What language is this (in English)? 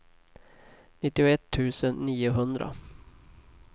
Swedish